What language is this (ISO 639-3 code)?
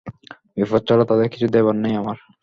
ben